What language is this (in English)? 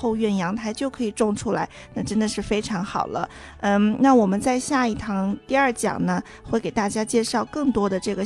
Chinese